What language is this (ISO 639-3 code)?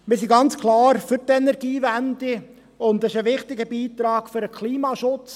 gsw